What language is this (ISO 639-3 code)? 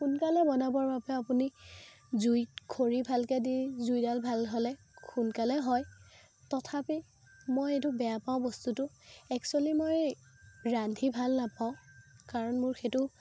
asm